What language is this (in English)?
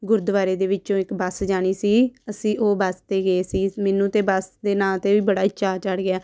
Punjabi